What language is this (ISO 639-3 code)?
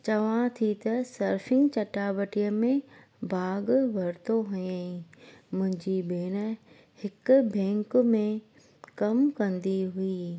snd